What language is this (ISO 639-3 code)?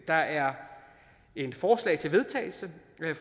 dan